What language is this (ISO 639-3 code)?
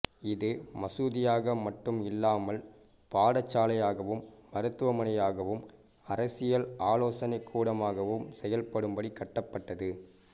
tam